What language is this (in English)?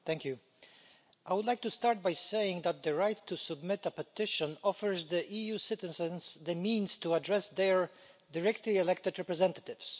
English